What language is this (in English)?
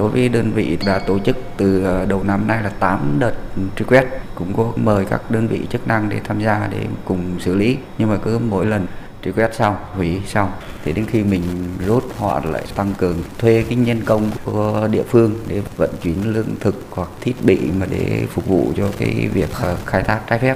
Vietnamese